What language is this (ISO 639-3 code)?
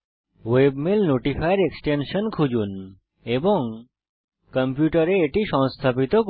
ben